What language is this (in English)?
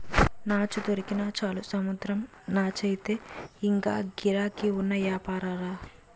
Telugu